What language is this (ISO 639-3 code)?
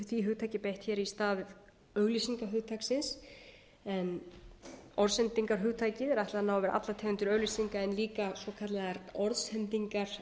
isl